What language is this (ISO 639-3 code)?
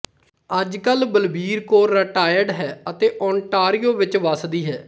pan